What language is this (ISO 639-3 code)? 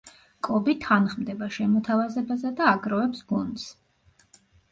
kat